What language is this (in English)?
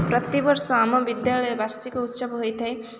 Odia